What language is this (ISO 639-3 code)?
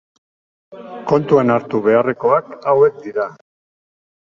eus